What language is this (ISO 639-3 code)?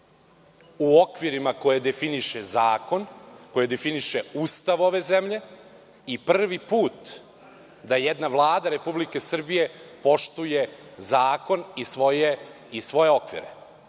srp